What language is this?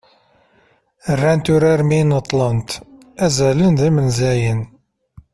Kabyle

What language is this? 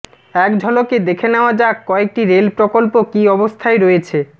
Bangla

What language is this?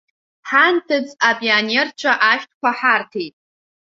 Abkhazian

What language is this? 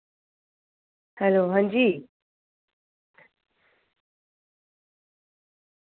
Dogri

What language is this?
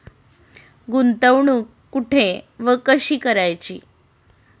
Marathi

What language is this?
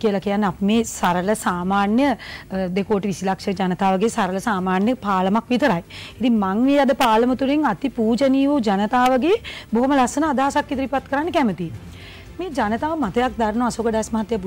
Indonesian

